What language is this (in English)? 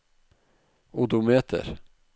Norwegian